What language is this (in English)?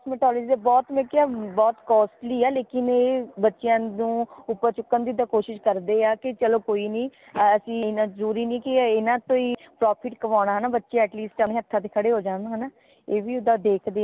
Punjabi